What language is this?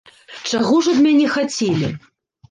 Belarusian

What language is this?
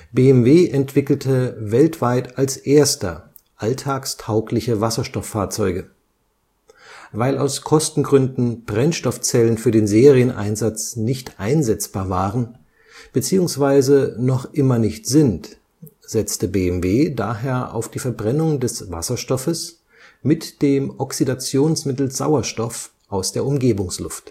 German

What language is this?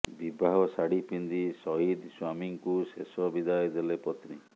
Odia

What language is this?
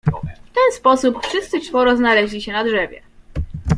Polish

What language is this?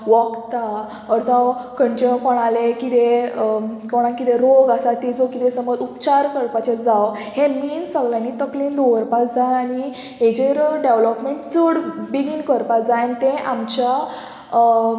Konkani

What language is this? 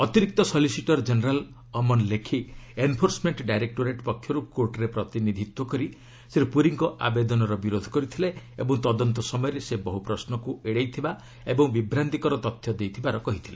Odia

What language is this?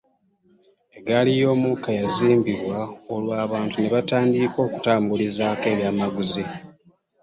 Ganda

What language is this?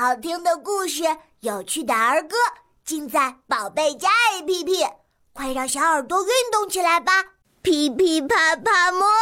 Chinese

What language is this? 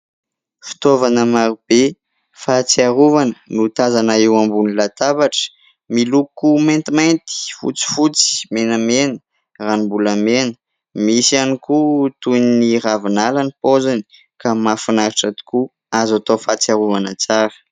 Malagasy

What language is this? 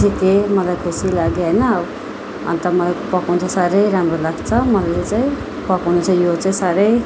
Nepali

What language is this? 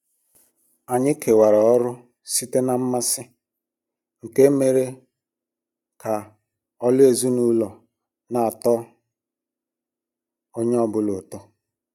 Igbo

